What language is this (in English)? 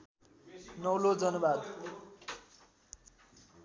Nepali